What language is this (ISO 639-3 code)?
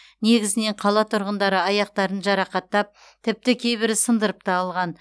kaz